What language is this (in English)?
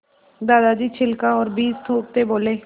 Hindi